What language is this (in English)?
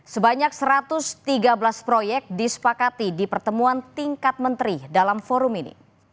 Indonesian